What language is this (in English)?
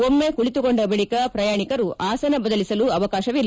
Kannada